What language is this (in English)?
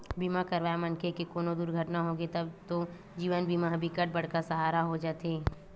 Chhattisgarhi